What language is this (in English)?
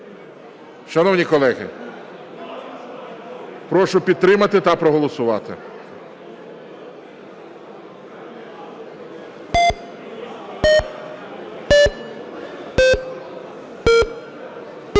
Ukrainian